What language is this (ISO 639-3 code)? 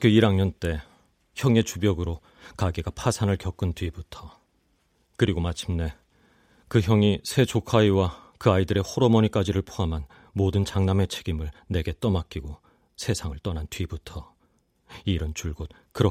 kor